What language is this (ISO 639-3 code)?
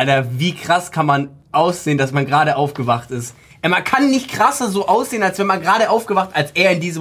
deu